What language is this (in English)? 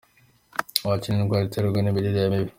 Kinyarwanda